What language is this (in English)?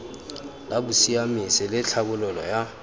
Tswana